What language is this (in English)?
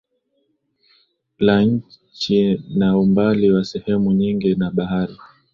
Swahili